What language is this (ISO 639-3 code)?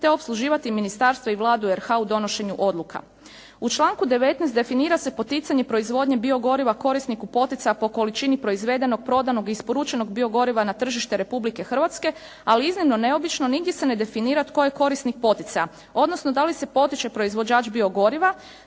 hrv